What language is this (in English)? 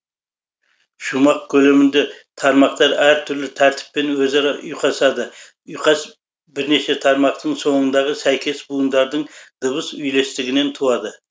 Kazakh